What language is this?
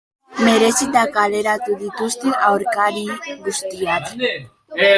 Basque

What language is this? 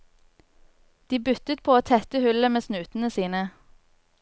Norwegian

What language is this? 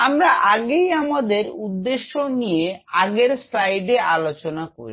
Bangla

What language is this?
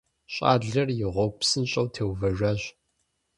Kabardian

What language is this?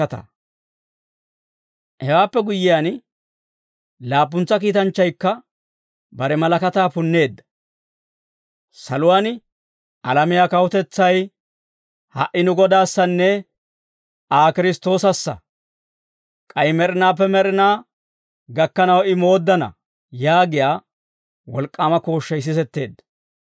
Dawro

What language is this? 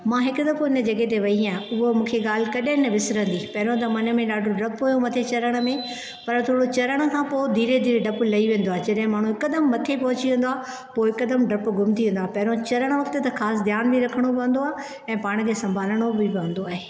Sindhi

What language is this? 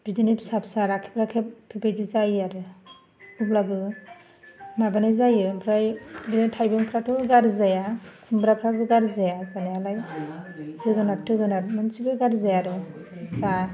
Bodo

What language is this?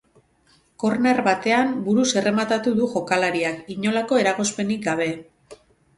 Basque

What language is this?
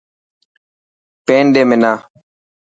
Dhatki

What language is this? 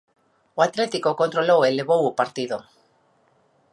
Galician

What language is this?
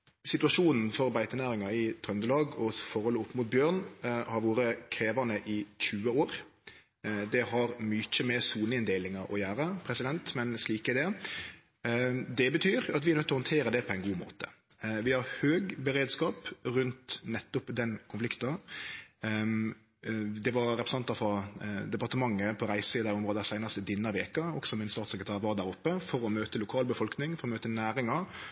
Norwegian Nynorsk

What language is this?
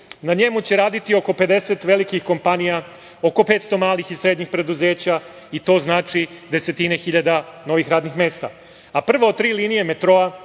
Serbian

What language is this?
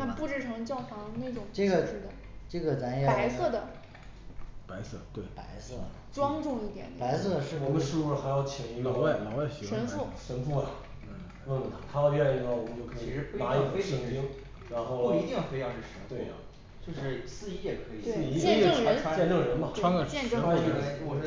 Chinese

